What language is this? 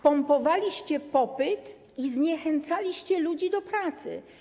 Polish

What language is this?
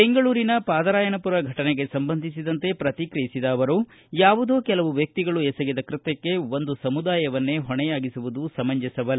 Kannada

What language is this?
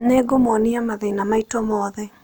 Kikuyu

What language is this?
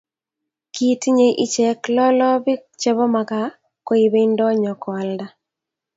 Kalenjin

